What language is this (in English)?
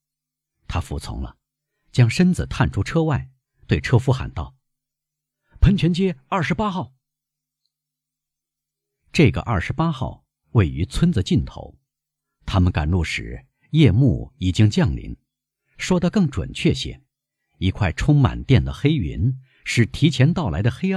Chinese